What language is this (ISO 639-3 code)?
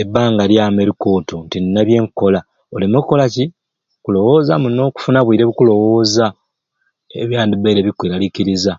ruc